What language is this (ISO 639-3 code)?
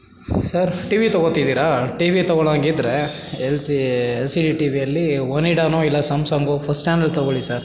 kan